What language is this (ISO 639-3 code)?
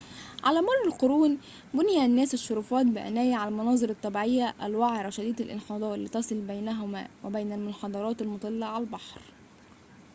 ara